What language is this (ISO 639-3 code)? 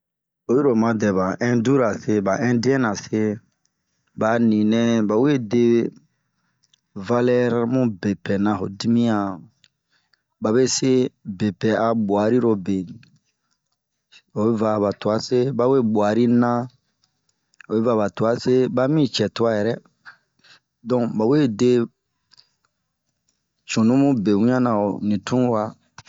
bmq